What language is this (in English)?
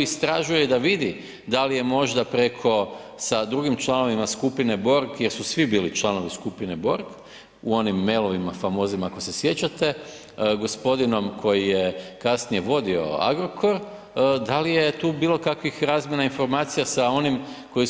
Croatian